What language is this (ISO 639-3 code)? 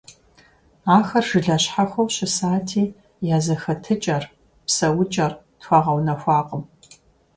kbd